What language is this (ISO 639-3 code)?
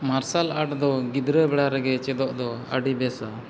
sat